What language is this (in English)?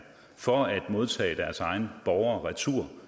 Danish